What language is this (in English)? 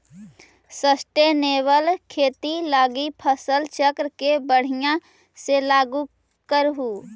Magahi